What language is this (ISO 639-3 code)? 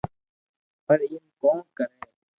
lrk